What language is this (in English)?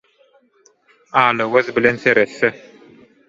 Turkmen